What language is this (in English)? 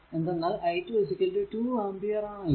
Malayalam